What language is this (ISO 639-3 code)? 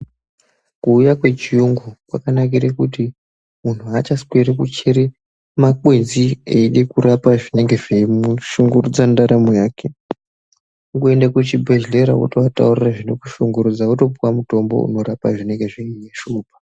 ndc